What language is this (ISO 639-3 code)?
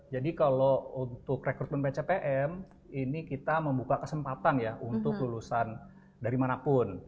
ind